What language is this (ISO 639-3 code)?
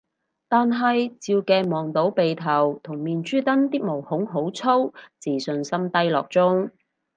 yue